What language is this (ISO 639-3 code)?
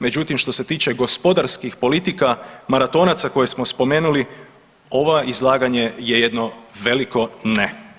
hrv